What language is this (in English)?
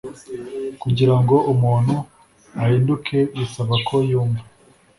Kinyarwanda